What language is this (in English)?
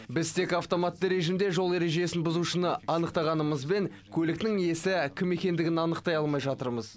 Kazakh